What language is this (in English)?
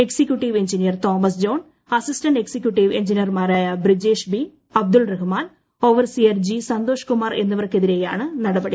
Malayalam